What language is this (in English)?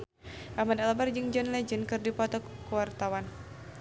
Sundanese